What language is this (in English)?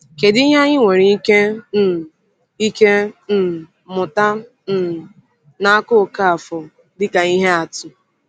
Igbo